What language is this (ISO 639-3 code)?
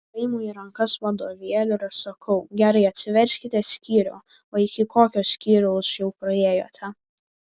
lit